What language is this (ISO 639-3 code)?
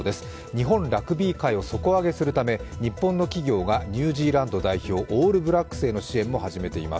jpn